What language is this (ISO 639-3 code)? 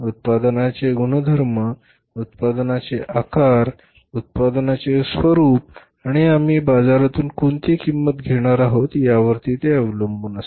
mar